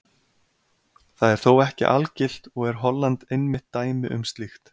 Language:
Icelandic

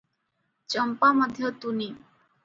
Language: Odia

